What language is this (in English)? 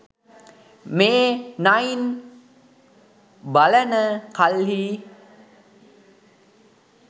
Sinhala